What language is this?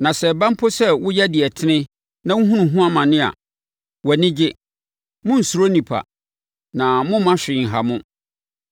Akan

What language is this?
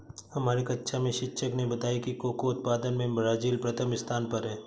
Hindi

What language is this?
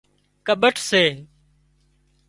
Wadiyara Koli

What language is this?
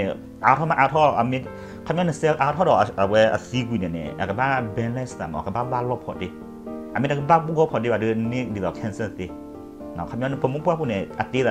Thai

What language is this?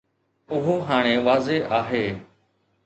Sindhi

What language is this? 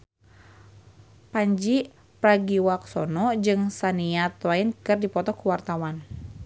Sundanese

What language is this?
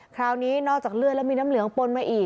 Thai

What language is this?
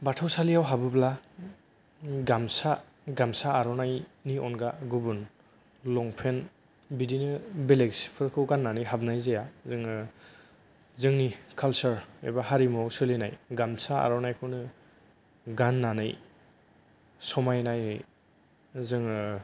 Bodo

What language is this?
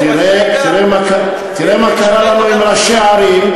Hebrew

